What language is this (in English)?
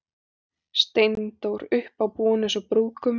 Icelandic